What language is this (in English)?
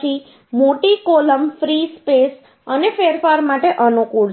Gujarati